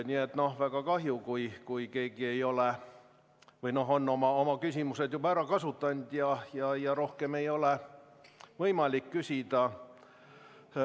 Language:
Estonian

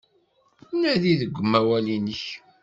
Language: Kabyle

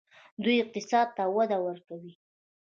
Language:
Pashto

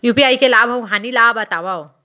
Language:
Chhattisgarhi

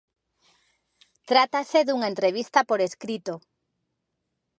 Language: Galician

